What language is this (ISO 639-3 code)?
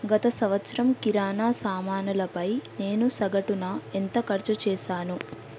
tel